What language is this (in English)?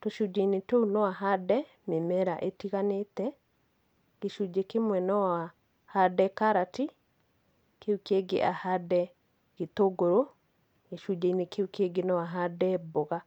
Kikuyu